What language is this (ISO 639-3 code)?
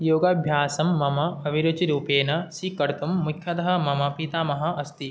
san